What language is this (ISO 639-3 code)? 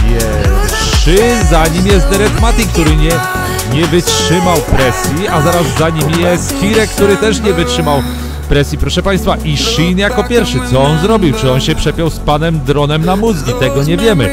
pol